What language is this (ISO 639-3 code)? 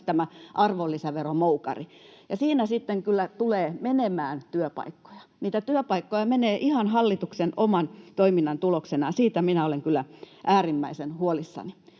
fin